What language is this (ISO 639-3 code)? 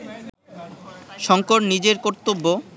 ben